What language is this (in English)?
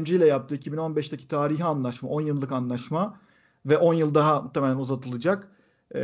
Turkish